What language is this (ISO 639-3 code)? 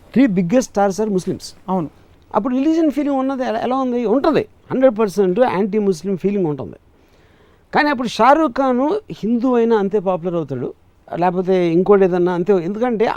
tel